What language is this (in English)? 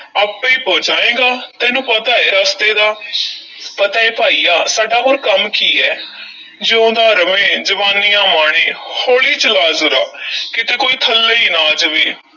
Punjabi